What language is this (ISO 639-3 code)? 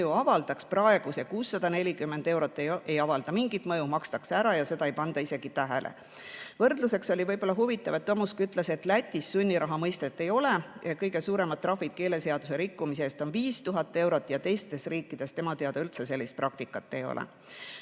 est